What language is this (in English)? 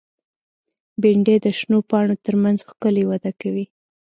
Pashto